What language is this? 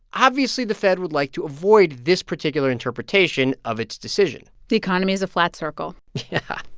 English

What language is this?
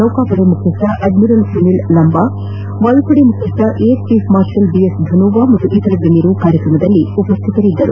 Kannada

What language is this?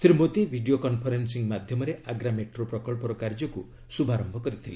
Odia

